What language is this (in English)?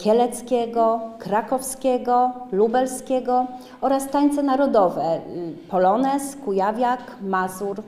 Polish